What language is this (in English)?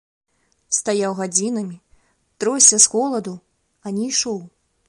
Belarusian